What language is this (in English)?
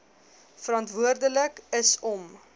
Afrikaans